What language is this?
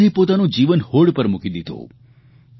Gujarati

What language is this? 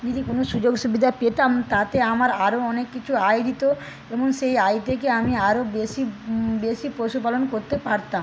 Bangla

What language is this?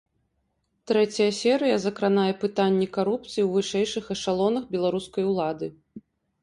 Belarusian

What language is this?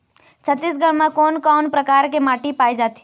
Chhattisgarhi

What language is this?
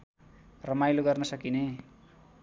Nepali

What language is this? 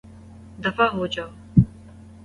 Urdu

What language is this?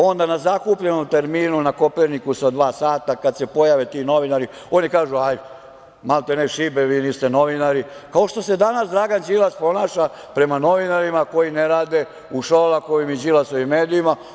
Serbian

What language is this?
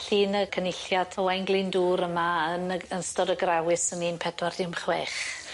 Welsh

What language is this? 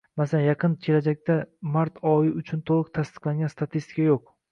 Uzbek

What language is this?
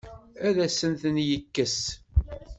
Kabyle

